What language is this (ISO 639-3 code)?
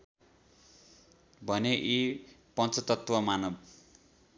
nep